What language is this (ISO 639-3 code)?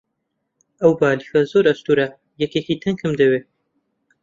ckb